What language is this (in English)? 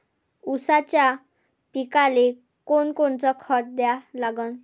Marathi